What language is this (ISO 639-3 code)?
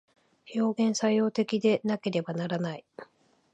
jpn